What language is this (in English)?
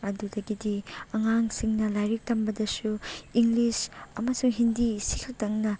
Manipuri